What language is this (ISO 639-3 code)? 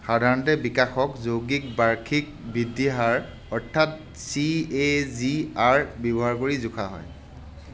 asm